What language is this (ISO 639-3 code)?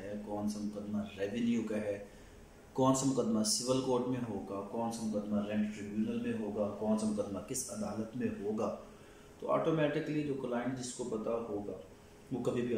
hin